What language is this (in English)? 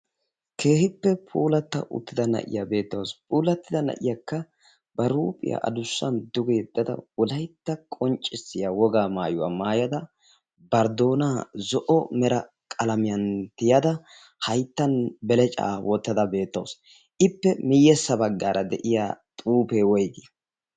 Wolaytta